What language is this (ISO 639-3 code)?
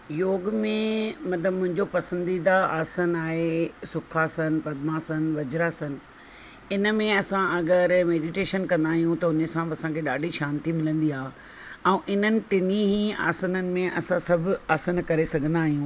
snd